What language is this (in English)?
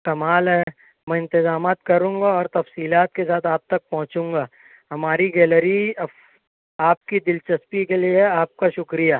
Urdu